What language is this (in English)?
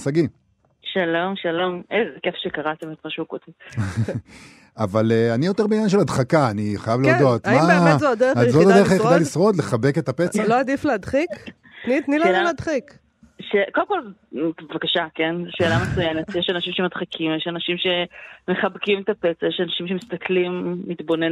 Hebrew